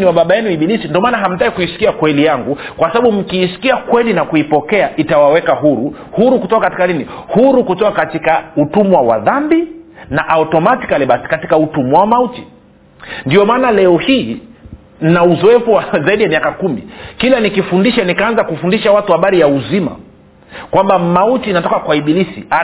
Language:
Swahili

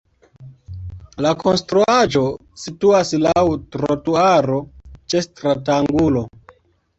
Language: Esperanto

